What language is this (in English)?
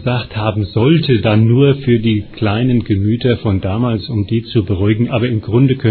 German